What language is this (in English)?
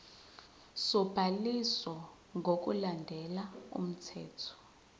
Zulu